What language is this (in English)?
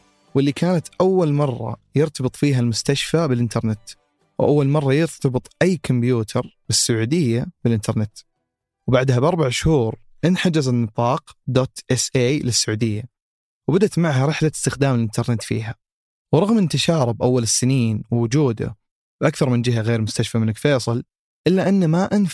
Arabic